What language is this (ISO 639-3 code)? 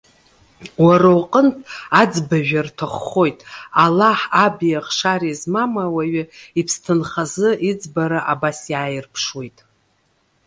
abk